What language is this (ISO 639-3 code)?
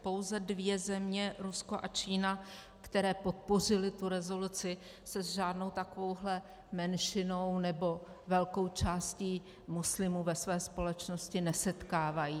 ces